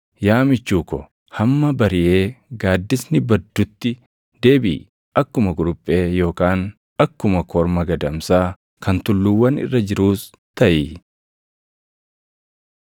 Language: Oromo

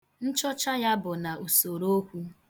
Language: Igbo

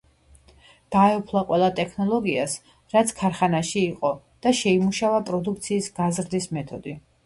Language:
Georgian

